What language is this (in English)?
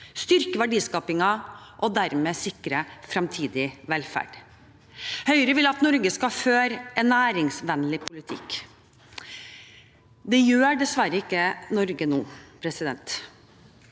Norwegian